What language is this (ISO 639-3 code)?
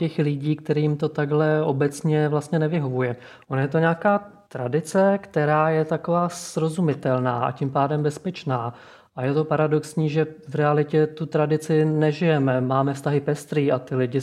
ces